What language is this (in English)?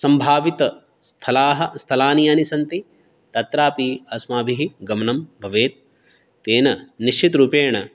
Sanskrit